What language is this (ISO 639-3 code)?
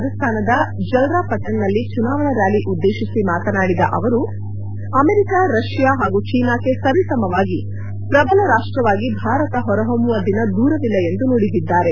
kan